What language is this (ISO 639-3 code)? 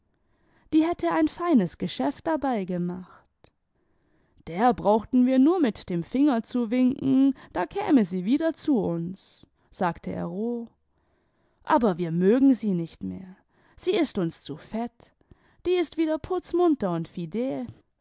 deu